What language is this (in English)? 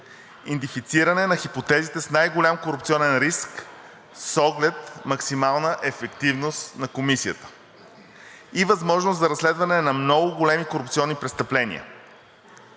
Bulgarian